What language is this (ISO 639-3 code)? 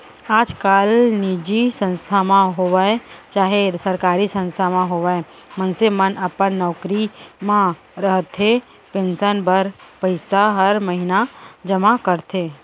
hne